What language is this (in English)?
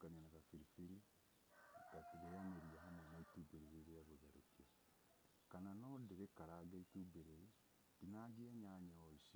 Kikuyu